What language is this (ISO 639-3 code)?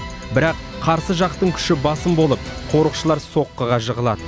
kaz